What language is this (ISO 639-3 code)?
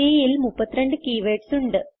mal